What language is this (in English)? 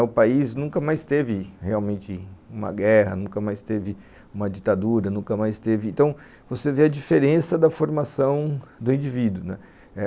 Portuguese